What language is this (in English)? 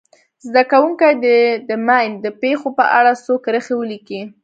Pashto